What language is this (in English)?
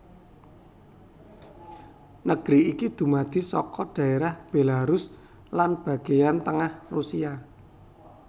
Javanese